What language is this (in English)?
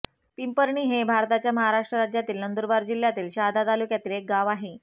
Marathi